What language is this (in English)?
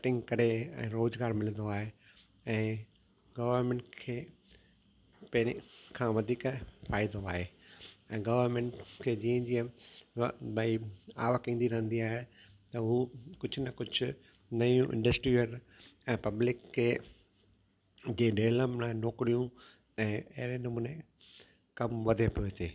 Sindhi